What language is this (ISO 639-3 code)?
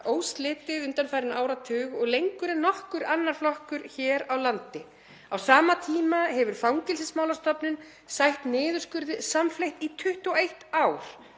isl